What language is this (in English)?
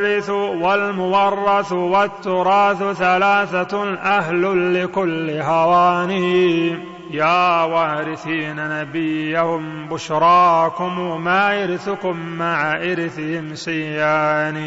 Arabic